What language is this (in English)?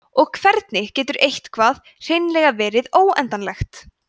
Icelandic